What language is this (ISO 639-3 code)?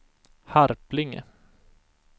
swe